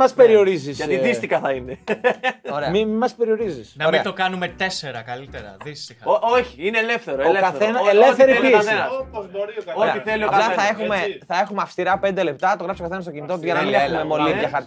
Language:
Greek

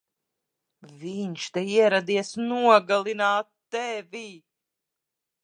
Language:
Latvian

